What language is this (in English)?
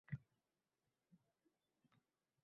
Uzbek